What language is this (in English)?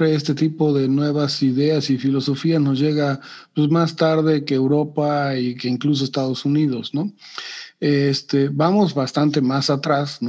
Spanish